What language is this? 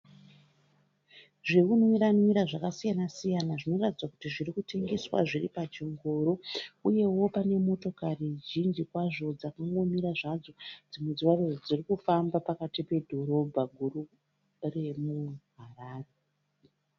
Shona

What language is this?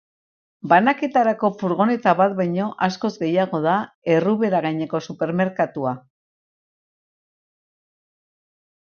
Basque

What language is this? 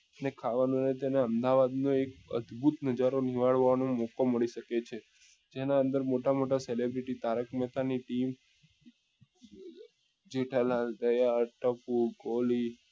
Gujarati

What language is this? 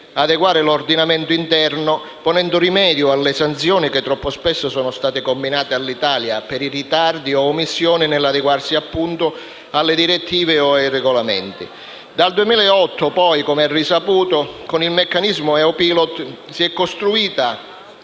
Italian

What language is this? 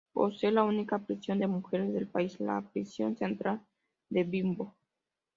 Spanish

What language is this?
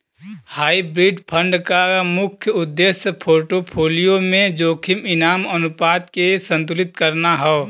Bhojpuri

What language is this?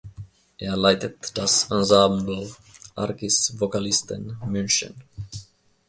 German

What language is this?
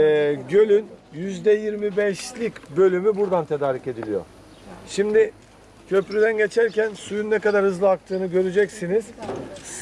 Turkish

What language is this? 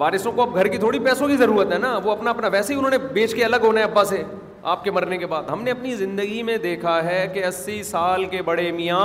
Urdu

